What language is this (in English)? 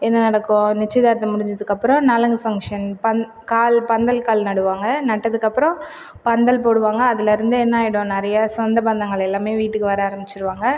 Tamil